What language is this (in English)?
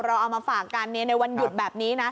Thai